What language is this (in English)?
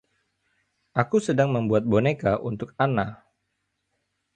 Indonesian